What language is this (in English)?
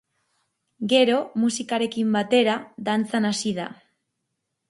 Basque